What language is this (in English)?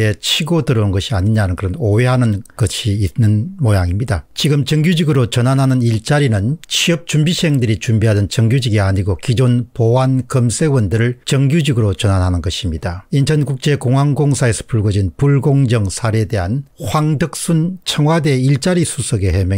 Korean